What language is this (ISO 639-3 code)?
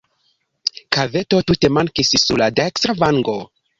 epo